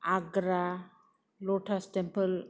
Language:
Bodo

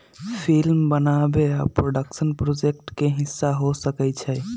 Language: Magahi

